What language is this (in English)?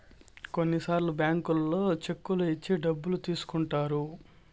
Telugu